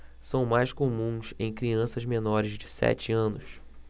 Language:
Portuguese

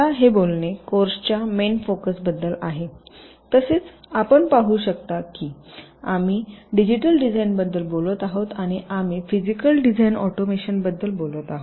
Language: Marathi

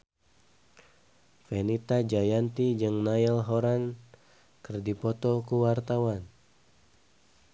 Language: Sundanese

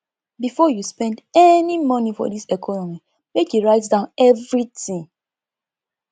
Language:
Nigerian Pidgin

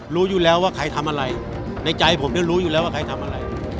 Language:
Thai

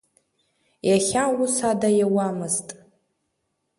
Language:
Abkhazian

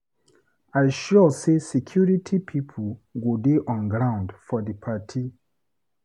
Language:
Nigerian Pidgin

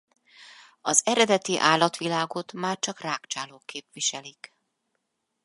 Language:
Hungarian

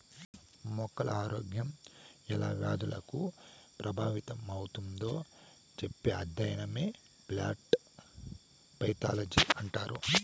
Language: Telugu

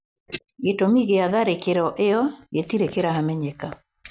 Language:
Kikuyu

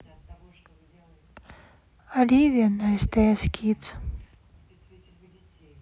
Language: Russian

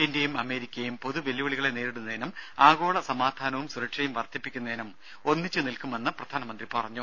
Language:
Malayalam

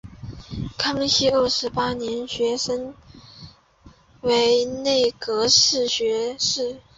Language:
Chinese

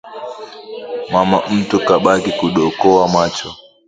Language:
Swahili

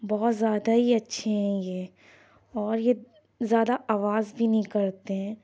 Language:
Urdu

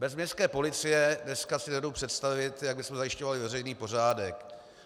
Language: Czech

